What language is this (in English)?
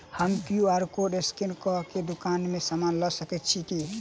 Maithili